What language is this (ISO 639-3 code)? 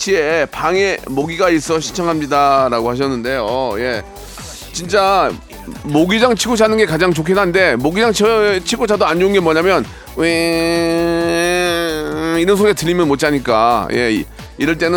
kor